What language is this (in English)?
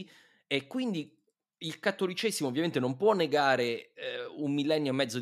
Italian